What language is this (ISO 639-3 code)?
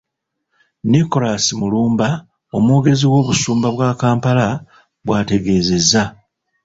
lug